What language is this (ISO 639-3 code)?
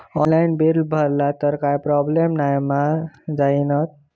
mar